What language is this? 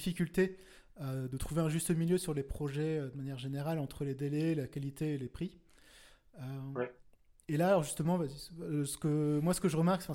French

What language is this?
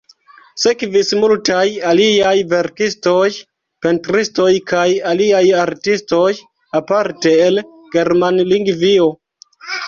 Esperanto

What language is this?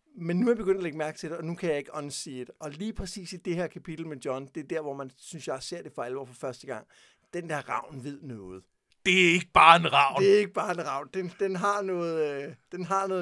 Danish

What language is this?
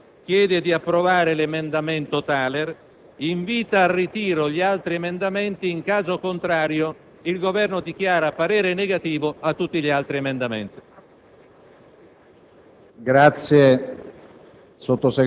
Italian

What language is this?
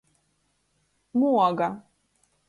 Latgalian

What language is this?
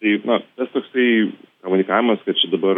Lithuanian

